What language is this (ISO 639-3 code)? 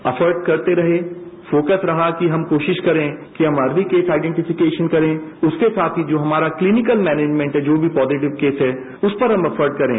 hin